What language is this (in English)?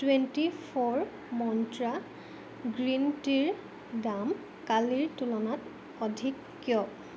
Assamese